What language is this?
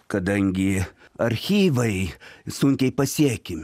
Lithuanian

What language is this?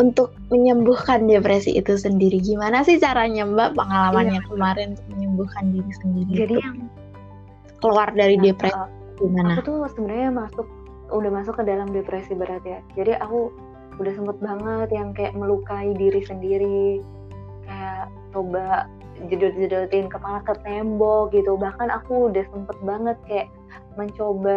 Indonesian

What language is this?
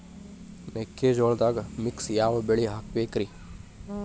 Kannada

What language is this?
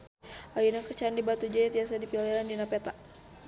Sundanese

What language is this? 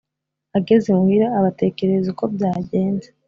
Kinyarwanda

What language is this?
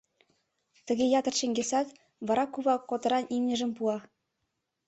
Mari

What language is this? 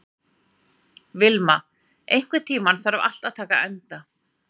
Icelandic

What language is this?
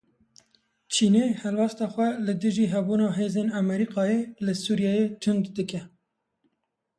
Kurdish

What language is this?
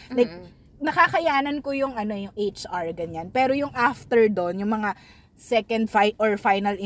Filipino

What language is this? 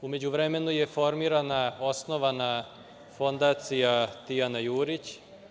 Serbian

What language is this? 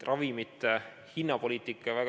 Estonian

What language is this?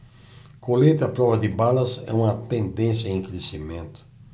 Portuguese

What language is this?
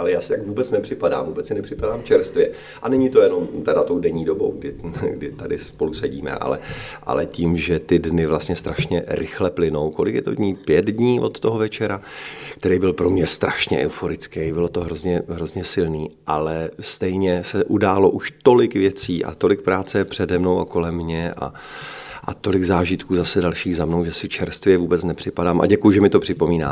Czech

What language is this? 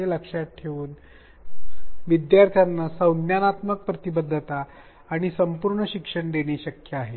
Marathi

